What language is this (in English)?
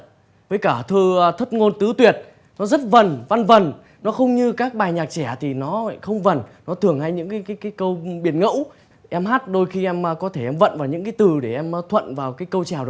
Vietnamese